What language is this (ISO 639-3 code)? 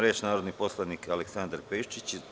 srp